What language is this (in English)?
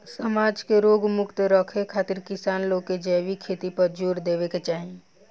Bhojpuri